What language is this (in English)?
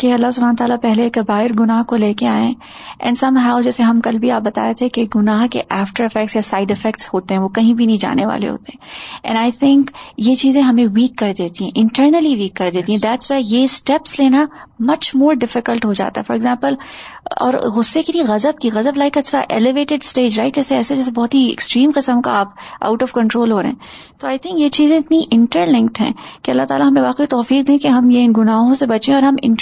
Urdu